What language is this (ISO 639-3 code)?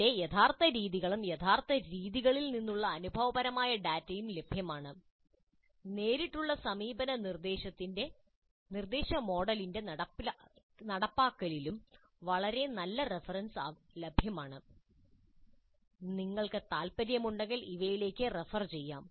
mal